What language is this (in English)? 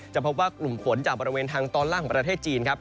Thai